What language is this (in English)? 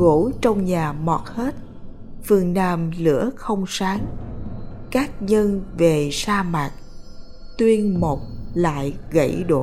Vietnamese